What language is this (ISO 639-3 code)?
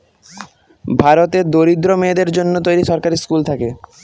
ben